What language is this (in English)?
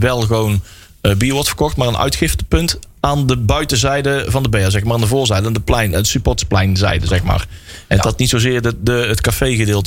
Dutch